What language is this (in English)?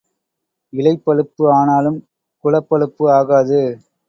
Tamil